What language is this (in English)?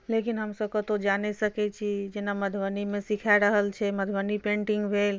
Maithili